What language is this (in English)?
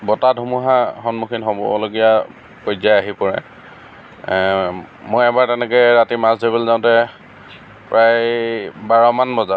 Assamese